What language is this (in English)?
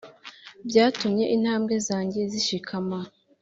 Kinyarwanda